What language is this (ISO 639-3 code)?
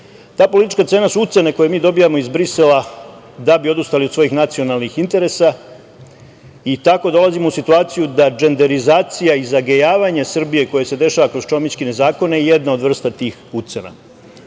srp